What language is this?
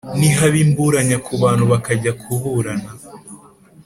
Kinyarwanda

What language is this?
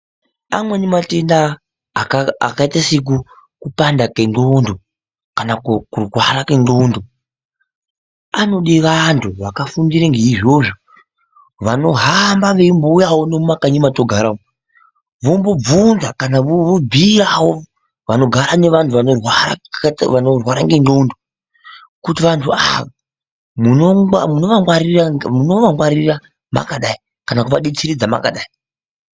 Ndau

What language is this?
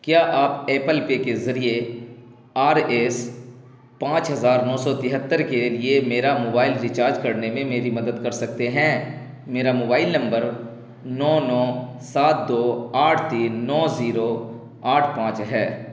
Urdu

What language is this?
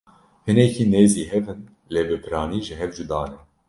Kurdish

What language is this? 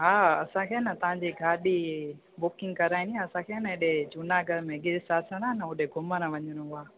Sindhi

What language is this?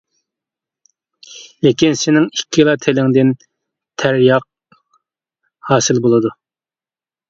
Uyghur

